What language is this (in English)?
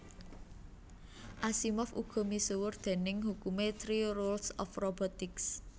Javanese